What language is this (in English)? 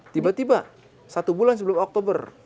Indonesian